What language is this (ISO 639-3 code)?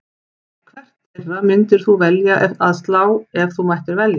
isl